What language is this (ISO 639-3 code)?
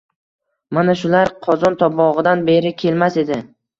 uzb